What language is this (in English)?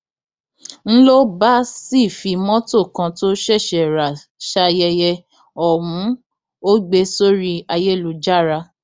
Yoruba